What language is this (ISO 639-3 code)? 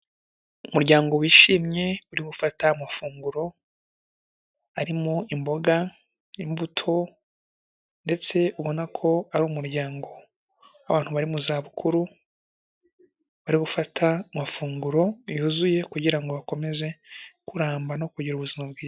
kin